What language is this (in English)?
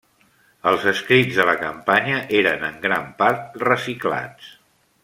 Catalan